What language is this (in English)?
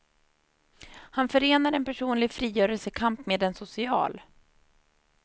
Swedish